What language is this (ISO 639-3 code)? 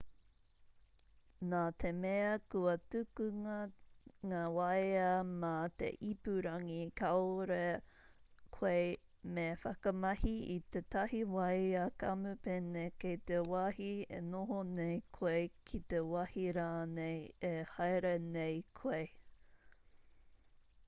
mri